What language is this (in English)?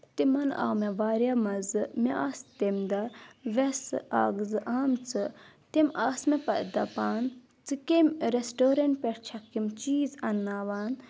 Kashmiri